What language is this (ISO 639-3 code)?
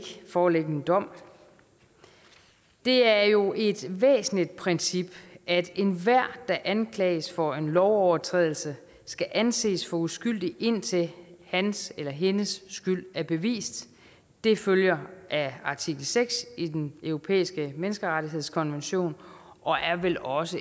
dan